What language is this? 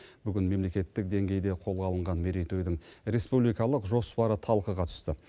Kazakh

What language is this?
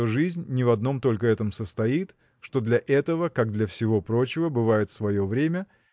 Russian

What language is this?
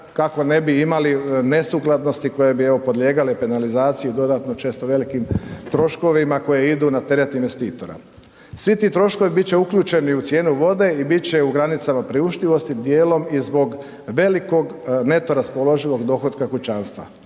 Croatian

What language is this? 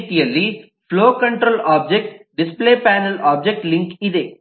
Kannada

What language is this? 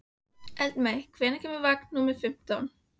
Icelandic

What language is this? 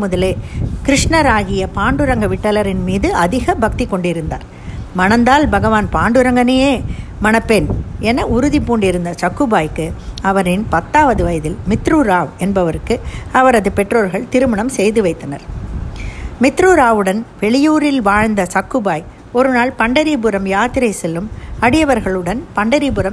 Tamil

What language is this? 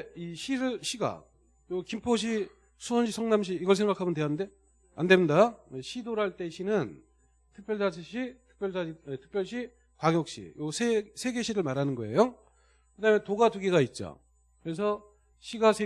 Korean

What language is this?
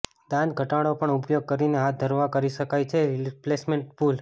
Gujarati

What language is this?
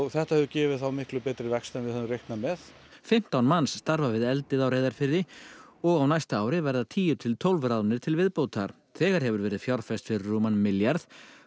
Icelandic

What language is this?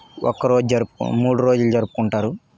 Telugu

